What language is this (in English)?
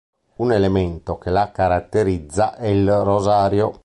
Italian